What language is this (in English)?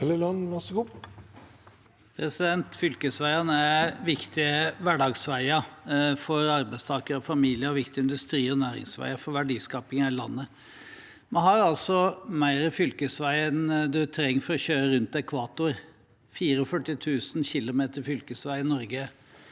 Norwegian